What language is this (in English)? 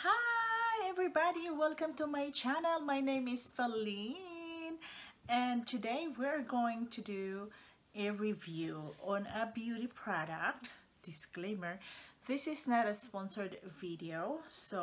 English